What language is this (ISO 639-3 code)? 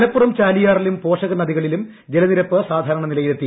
mal